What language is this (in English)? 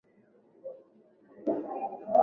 Swahili